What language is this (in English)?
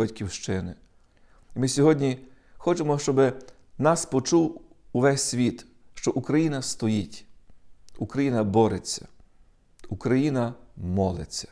Ukrainian